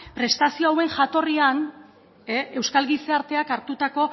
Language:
Basque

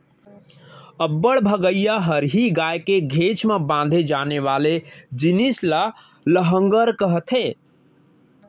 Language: Chhattisgarhi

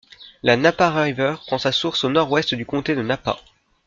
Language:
French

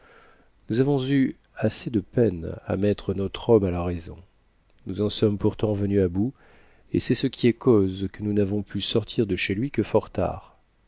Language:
French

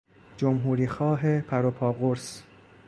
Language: Persian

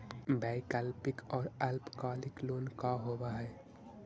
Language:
Magahi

